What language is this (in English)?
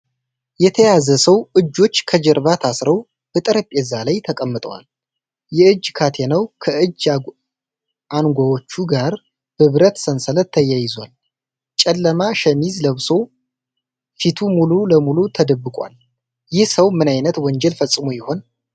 Amharic